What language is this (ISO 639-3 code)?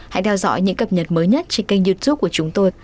vie